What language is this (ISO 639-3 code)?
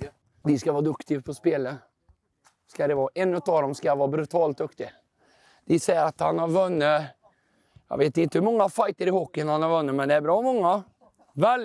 swe